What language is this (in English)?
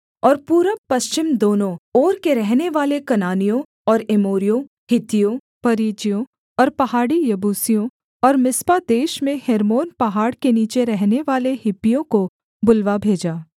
Hindi